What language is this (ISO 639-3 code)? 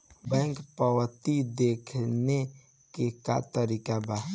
bho